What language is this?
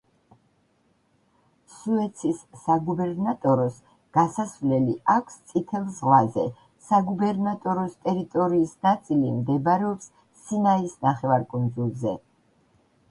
Georgian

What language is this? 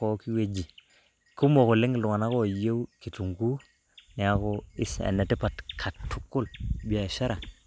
Masai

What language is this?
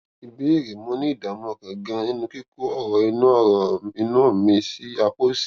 Yoruba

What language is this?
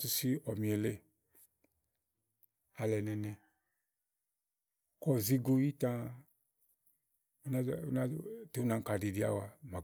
Igo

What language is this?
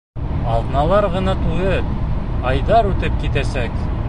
Bashkir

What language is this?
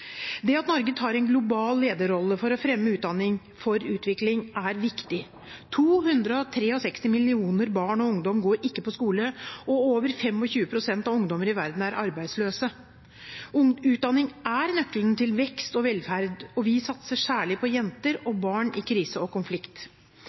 Norwegian Bokmål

